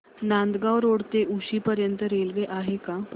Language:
Marathi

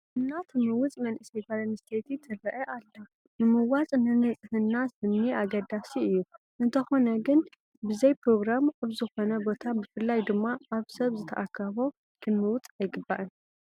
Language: Tigrinya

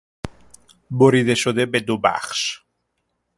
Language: Persian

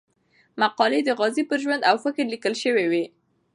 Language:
Pashto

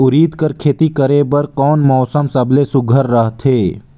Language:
Chhattisgarhi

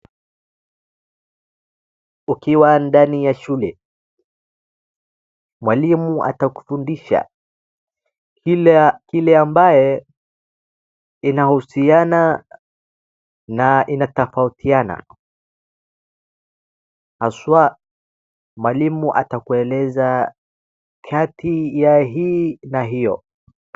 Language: Swahili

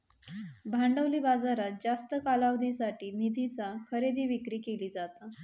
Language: Marathi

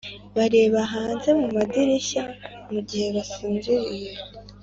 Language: Kinyarwanda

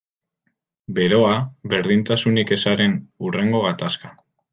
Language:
Basque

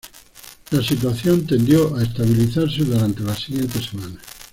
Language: Spanish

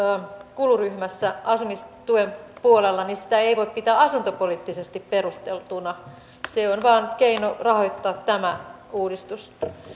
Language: Finnish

